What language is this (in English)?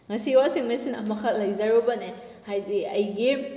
Manipuri